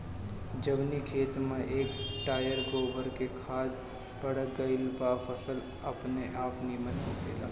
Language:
Bhojpuri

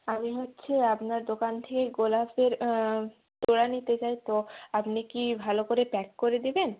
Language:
Bangla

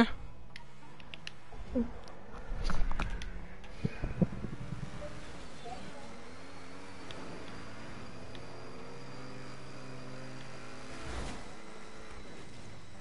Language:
Dutch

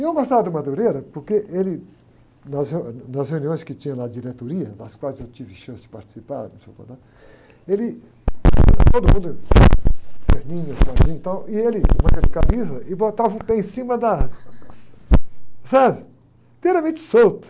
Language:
Portuguese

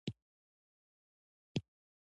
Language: Pashto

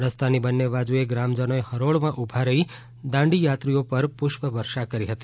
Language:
Gujarati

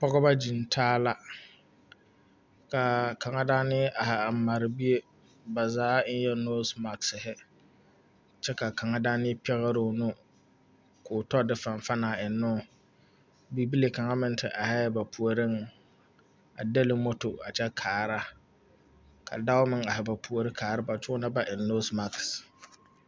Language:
Southern Dagaare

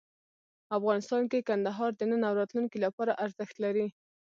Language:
Pashto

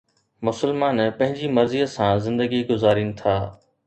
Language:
Sindhi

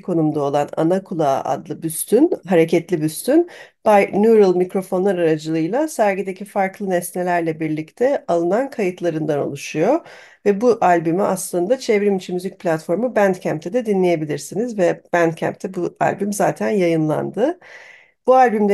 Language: Turkish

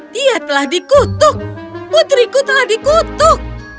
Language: Indonesian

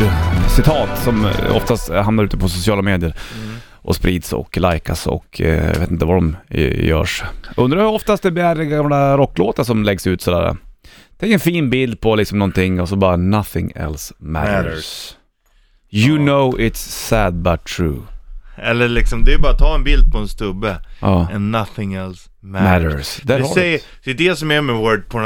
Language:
Swedish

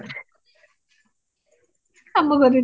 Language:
Odia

